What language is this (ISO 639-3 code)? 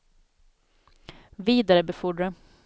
swe